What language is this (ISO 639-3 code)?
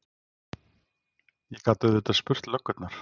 isl